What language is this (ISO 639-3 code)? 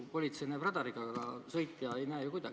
est